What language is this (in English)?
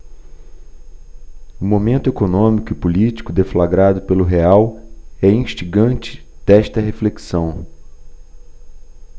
Portuguese